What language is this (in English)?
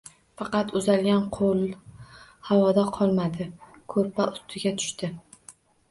Uzbek